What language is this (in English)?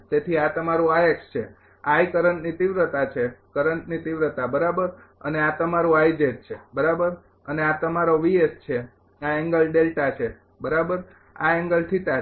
Gujarati